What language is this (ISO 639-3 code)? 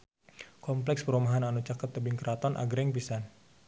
sun